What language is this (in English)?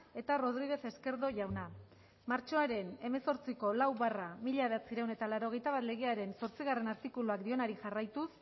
Basque